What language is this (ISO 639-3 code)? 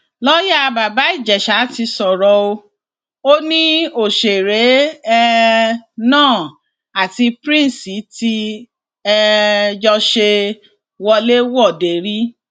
yor